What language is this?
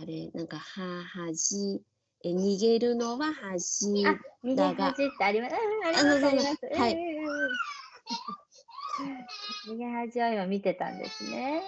Japanese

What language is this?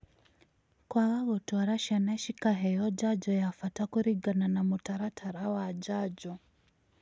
Kikuyu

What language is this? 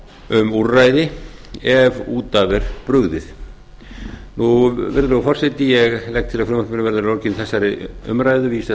Icelandic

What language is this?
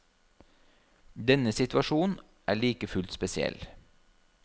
Norwegian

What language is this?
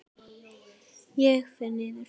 Icelandic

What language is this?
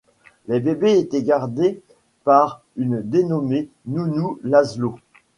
French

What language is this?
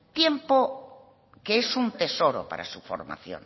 Spanish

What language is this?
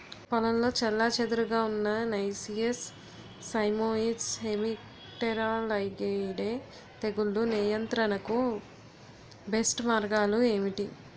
Telugu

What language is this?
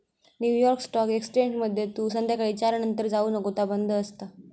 Marathi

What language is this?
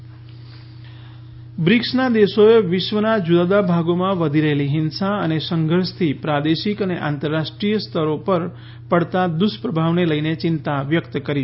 Gujarati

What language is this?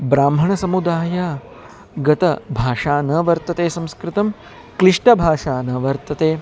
Sanskrit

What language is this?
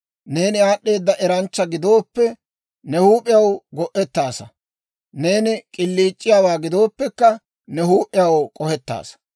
Dawro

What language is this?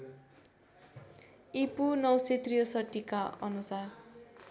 Nepali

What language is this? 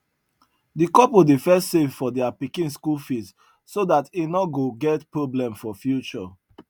Nigerian Pidgin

